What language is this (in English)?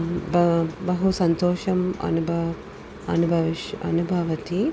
Sanskrit